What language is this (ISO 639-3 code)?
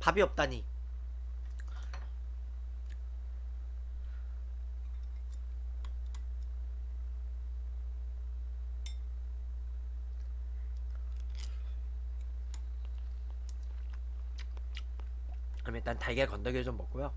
kor